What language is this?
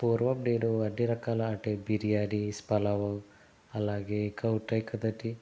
Telugu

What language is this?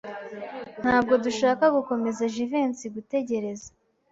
Kinyarwanda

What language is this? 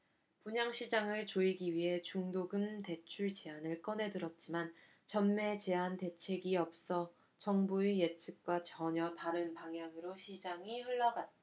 Korean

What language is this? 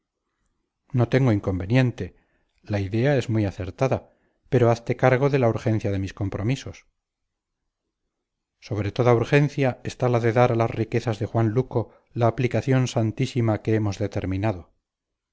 Spanish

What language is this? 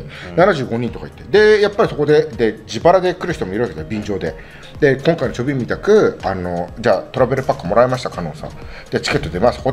Japanese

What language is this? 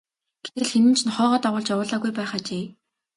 Mongolian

